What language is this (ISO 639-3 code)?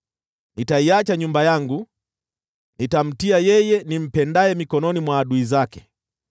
swa